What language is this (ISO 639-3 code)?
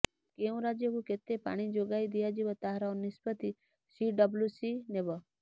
ori